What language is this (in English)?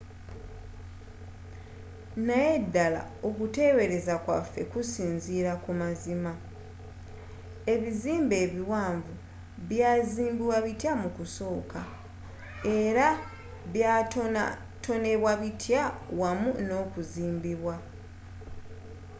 Ganda